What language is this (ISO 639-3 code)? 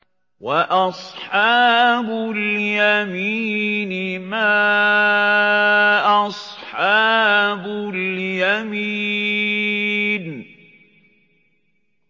ara